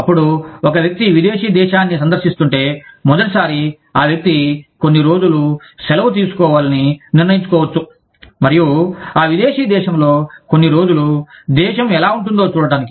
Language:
Telugu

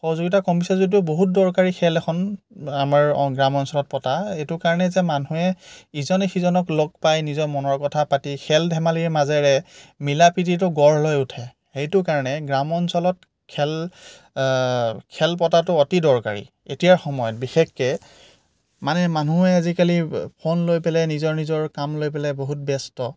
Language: Assamese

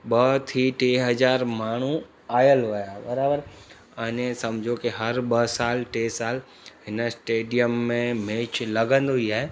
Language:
Sindhi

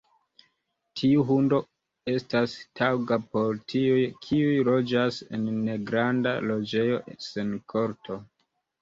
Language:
Esperanto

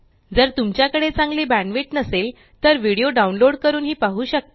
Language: Marathi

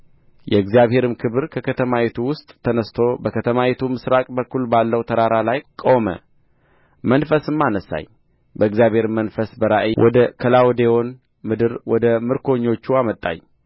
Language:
Amharic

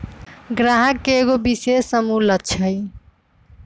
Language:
Magahi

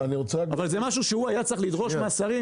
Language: Hebrew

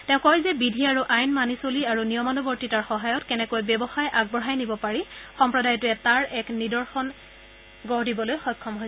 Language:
Assamese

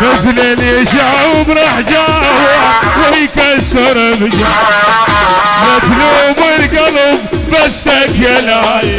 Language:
Arabic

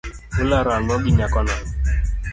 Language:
Luo (Kenya and Tanzania)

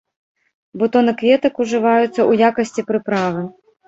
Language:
Belarusian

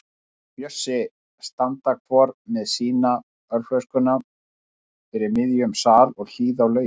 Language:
Icelandic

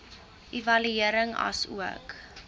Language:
Afrikaans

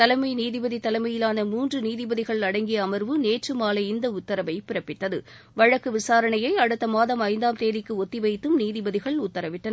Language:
Tamil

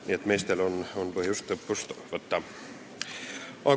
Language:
Estonian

